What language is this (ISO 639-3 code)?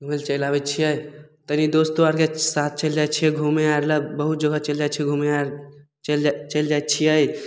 mai